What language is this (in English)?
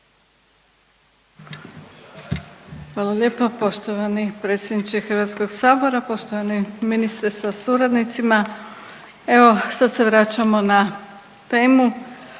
Croatian